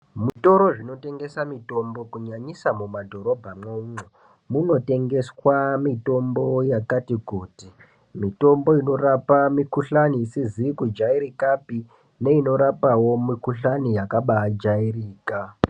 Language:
Ndau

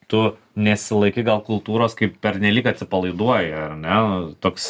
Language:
Lithuanian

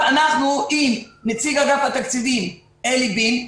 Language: Hebrew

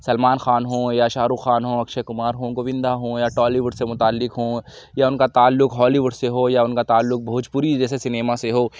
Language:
Urdu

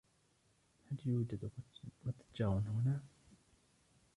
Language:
Arabic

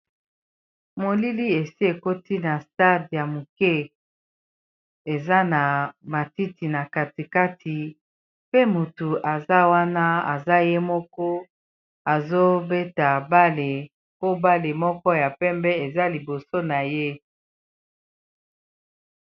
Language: Lingala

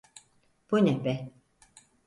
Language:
Turkish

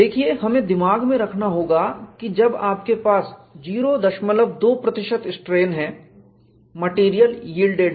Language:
Hindi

